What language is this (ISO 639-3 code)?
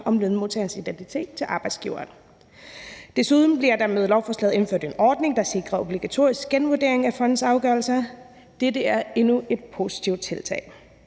dan